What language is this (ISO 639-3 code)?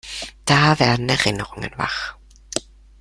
deu